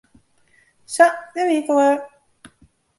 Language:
Western Frisian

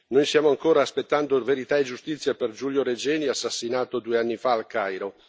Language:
Italian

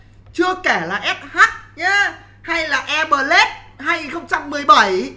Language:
Vietnamese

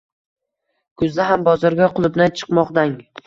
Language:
Uzbek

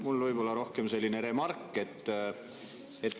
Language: Estonian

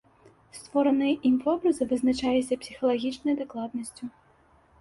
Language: Belarusian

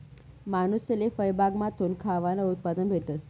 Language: Marathi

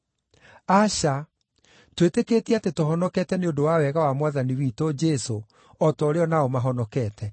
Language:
Kikuyu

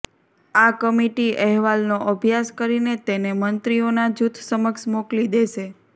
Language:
Gujarati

